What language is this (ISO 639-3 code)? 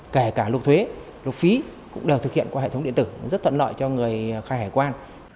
vie